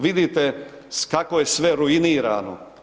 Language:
Croatian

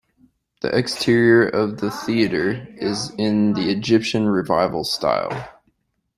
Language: English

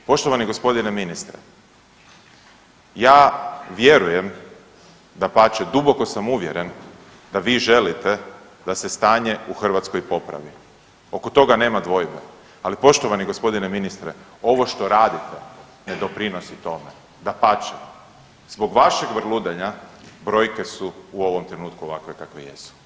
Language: Croatian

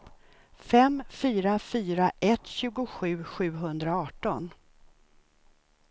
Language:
Swedish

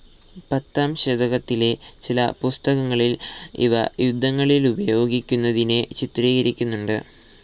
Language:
Malayalam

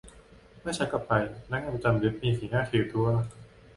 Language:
Thai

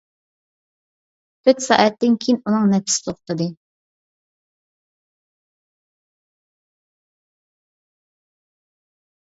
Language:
Uyghur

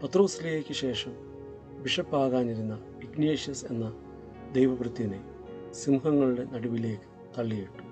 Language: Malayalam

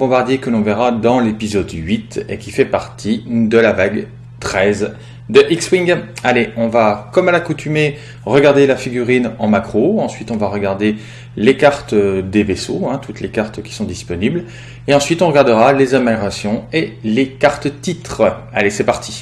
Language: French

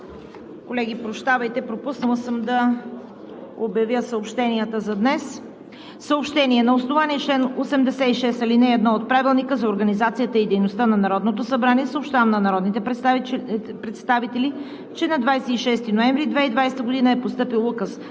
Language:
Bulgarian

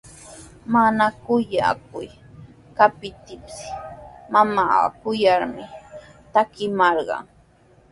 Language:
Sihuas Ancash Quechua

